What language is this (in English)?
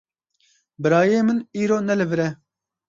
Kurdish